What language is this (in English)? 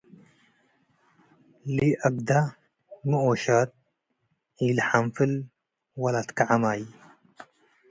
Tigre